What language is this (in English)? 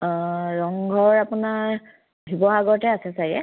Assamese